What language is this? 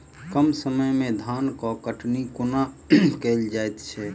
Maithili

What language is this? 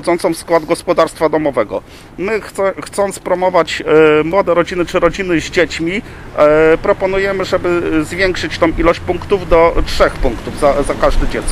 Polish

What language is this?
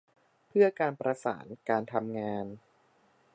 Thai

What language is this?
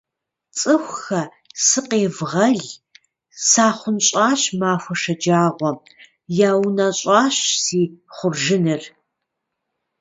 Kabardian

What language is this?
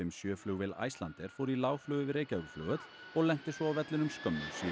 Icelandic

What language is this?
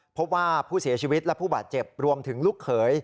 Thai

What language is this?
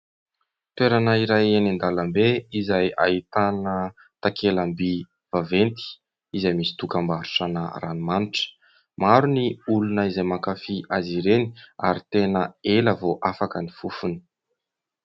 Malagasy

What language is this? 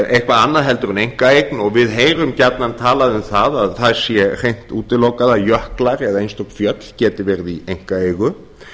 Icelandic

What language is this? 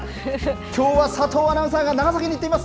Japanese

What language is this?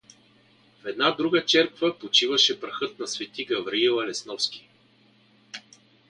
Bulgarian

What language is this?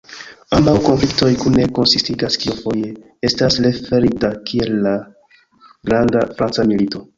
Esperanto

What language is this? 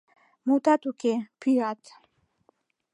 Mari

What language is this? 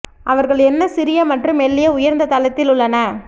Tamil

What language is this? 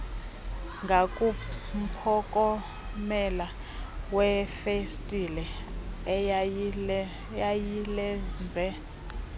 Xhosa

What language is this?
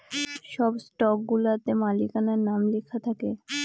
Bangla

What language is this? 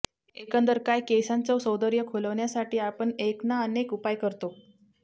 Marathi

